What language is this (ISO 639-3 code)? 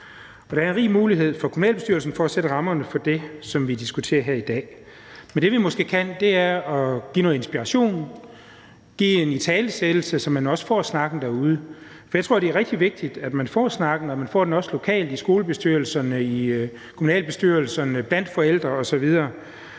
dan